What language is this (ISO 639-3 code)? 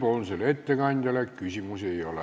est